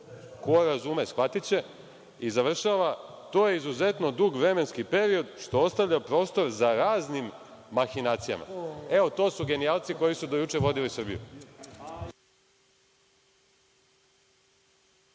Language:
Serbian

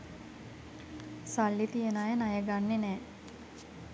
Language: Sinhala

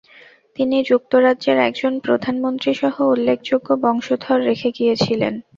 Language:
Bangla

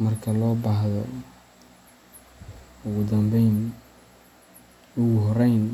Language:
Somali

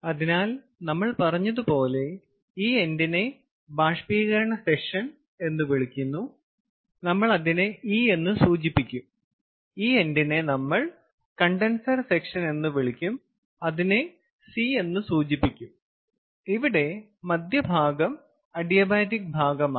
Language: Malayalam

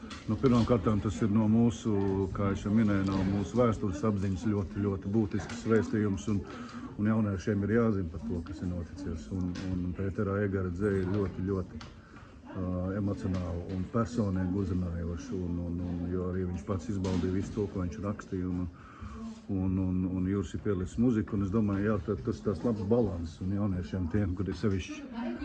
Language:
Latvian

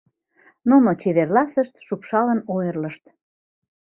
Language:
Mari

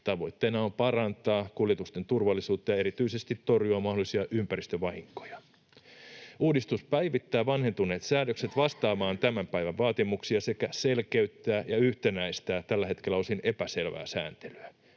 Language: Finnish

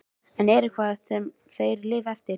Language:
Icelandic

